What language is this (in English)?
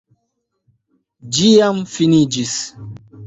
Esperanto